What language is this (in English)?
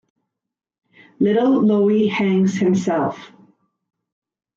English